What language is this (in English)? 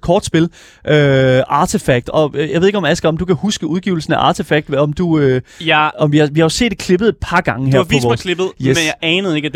Danish